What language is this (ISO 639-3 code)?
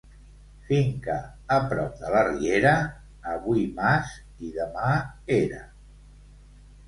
cat